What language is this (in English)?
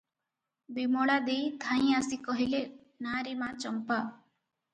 Odia